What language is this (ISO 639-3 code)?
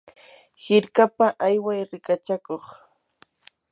qur